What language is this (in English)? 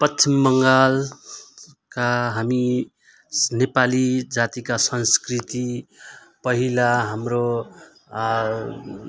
Nepali